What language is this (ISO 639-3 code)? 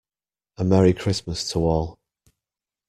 eng